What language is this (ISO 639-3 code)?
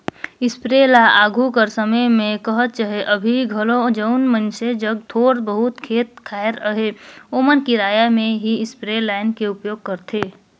hne